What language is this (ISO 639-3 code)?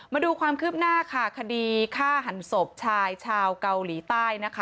tha